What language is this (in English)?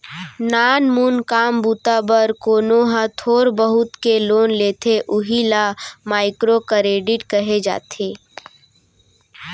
Chhattisgarhi